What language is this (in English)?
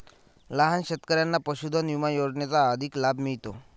Marathi